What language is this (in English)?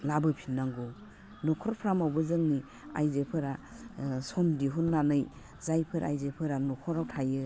Bodo